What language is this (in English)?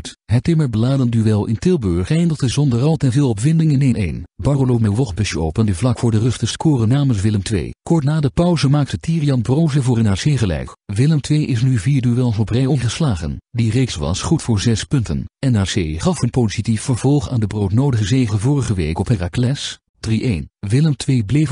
Dutch